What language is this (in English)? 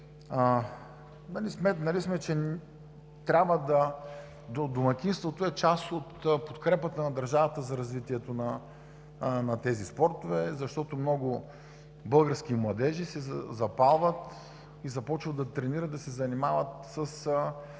Bulgarian